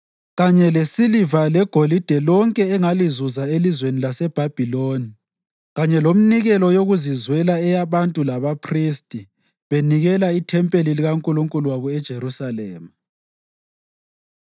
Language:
North Ndebele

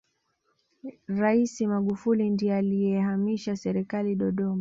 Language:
Swahili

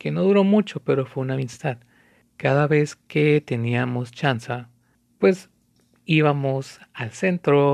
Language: Spanish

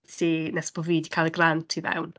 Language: Welsh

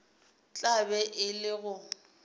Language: Northern Sotho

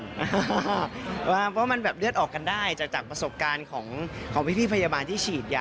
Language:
Thai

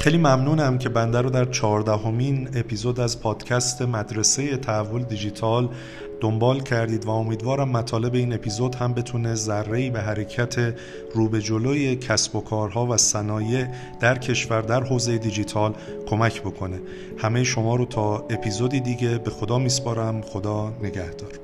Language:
Persian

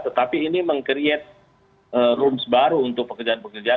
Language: Indonesian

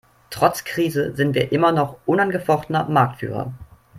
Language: German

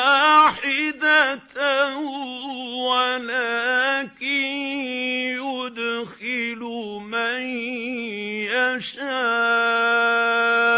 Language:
Arabic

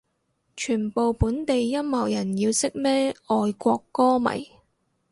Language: Cantonese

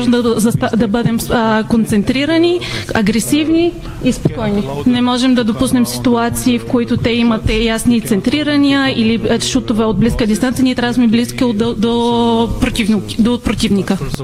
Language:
Bulgarian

